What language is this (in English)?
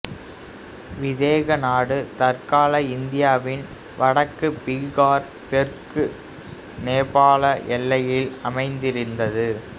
Tamil